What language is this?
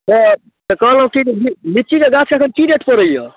Maithili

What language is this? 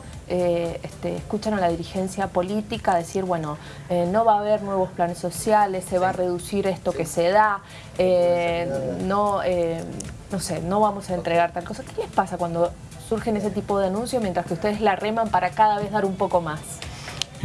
Spanish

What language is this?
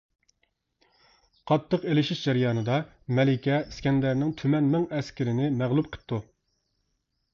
Uyghur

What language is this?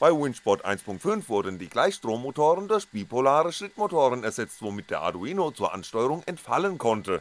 German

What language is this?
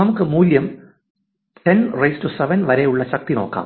Malayalam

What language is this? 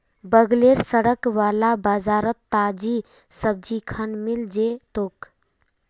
Magahi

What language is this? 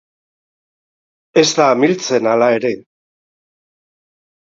Basque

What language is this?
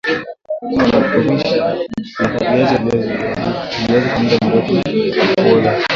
Swahili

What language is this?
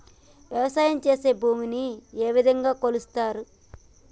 Telugu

